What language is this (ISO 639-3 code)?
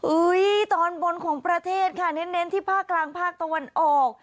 tha